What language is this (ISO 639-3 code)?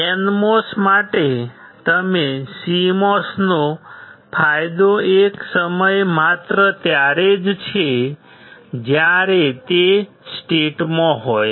guj